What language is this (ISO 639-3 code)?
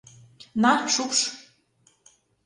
chm